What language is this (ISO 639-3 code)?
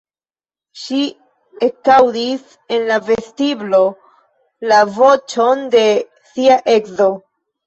epo